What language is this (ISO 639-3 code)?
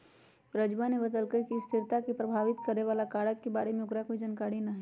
mag